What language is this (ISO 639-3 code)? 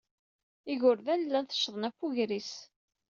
kab